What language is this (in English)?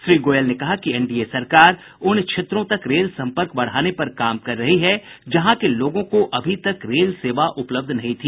Hindi